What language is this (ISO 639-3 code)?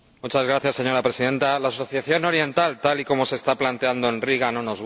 spa